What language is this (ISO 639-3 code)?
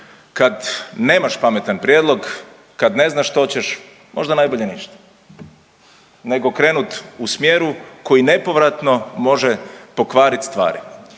hrv